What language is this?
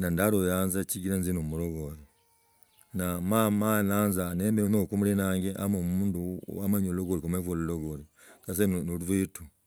Logooli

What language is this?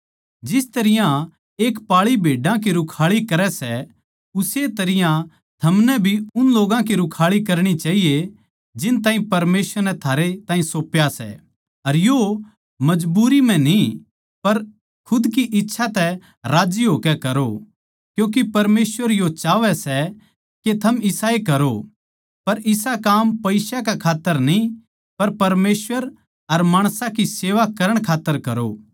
Haryanvi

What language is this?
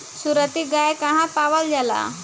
Bhojpuri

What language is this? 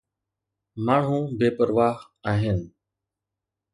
Sindhi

